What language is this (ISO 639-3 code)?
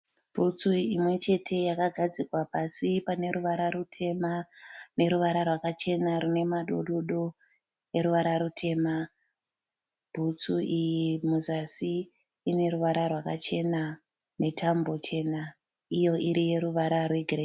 sna